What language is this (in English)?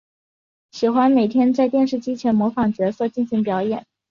Chinese